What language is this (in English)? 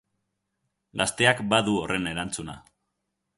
Basque